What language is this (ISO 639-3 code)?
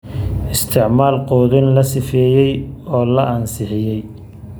som